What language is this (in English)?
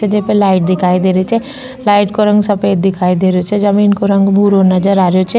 Rajasthani